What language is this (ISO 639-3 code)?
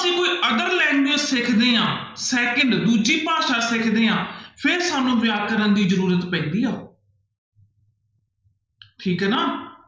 pan